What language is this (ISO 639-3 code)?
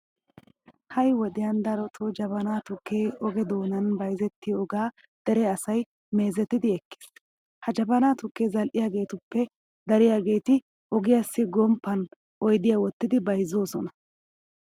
wal